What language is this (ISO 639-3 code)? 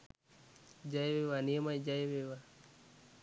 sin